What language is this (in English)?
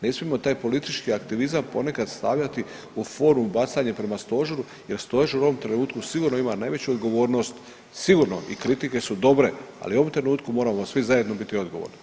Croatian